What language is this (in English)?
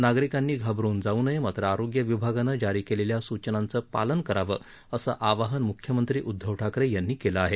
Marathi